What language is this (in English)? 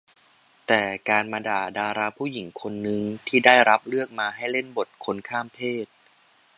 Thai